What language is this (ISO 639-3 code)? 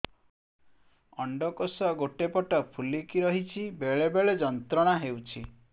ori